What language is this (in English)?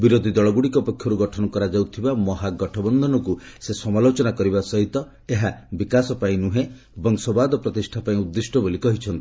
Odia